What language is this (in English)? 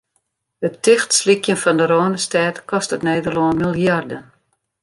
Western Frisian